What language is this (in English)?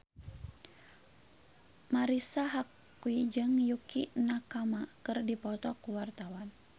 Sundanese